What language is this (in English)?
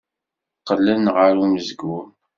Kabyle